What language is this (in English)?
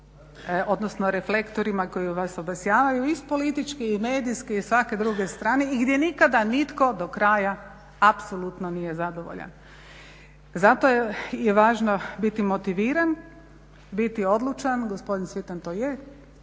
Croatian